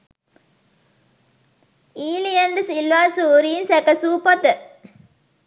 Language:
Sinhala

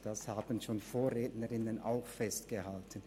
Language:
Swiss German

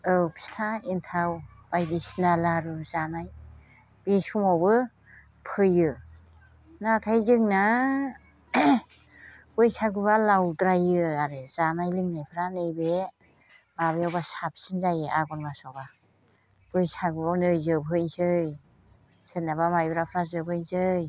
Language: Bodo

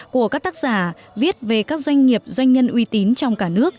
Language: Vietnamese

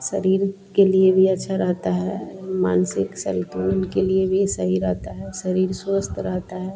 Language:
Hindi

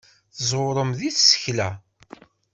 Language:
Kabyle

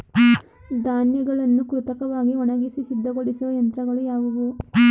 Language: Kannada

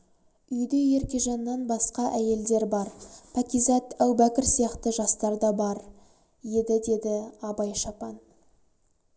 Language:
Kazakh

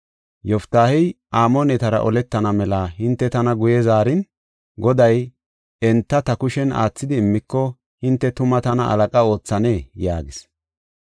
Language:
Gofa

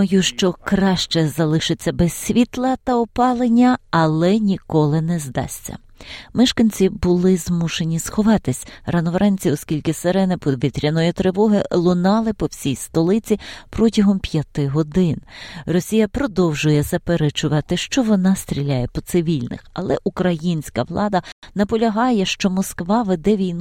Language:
Ukrainian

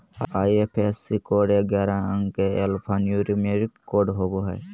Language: Magahi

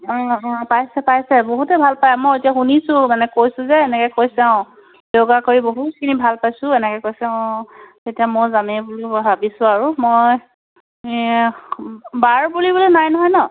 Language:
Assamese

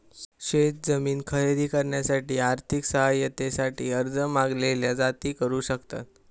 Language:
Marathi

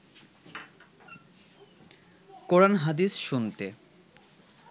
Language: Bangla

